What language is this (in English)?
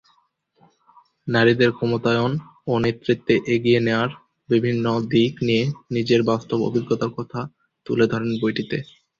Bangla